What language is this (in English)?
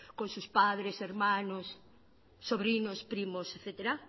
Spanish